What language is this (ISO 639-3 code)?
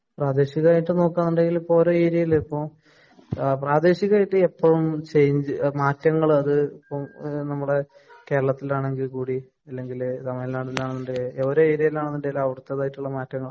mal